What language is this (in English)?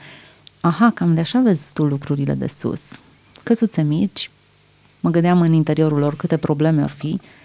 Romanian